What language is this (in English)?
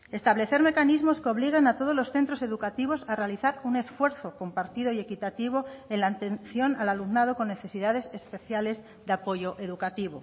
Spanish